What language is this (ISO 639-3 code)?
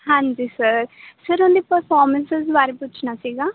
pan